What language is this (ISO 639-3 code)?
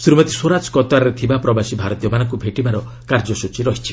ori